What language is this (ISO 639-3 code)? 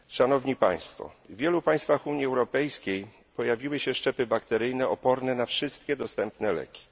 pol